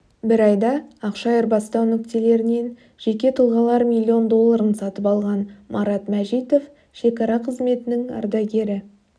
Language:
Kazakh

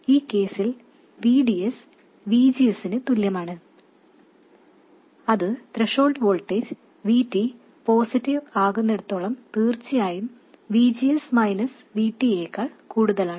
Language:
Malayalam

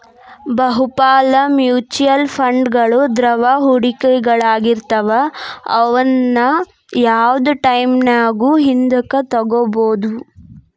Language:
Kannada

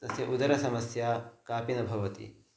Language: Sanskrit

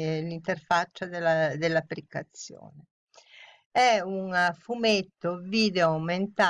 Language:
Italian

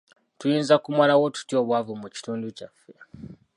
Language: Ganda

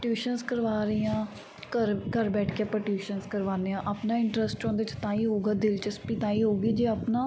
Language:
Punjabi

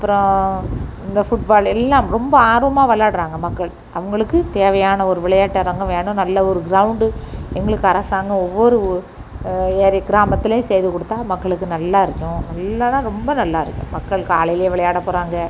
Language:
Tamil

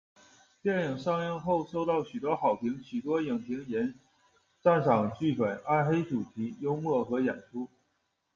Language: Chinese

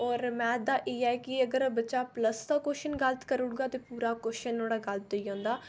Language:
Dogri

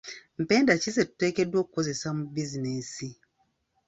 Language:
Ganda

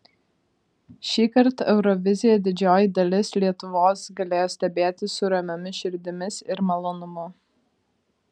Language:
Lithuanian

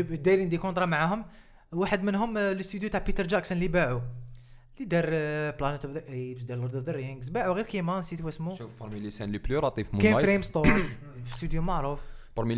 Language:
Arabic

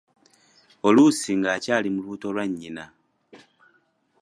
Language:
Ganda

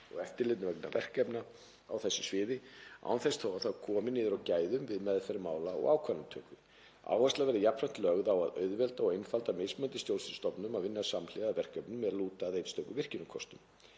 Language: Icelandic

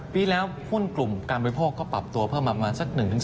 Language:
Thai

